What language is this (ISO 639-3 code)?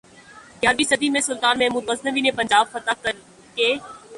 urd